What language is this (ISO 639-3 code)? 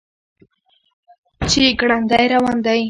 pus